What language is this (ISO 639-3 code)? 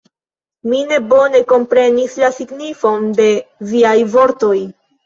epo